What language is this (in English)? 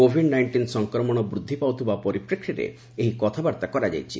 Odia